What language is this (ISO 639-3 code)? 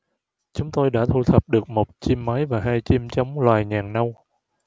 vie